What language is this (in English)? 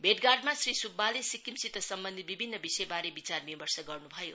Nepali